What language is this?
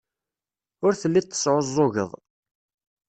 Kabyle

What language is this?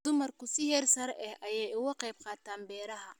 Somali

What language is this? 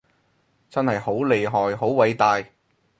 Cantonese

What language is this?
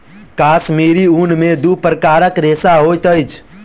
Maithili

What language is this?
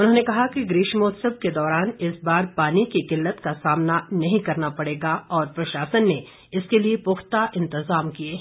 Hindi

